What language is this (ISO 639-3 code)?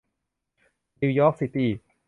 tha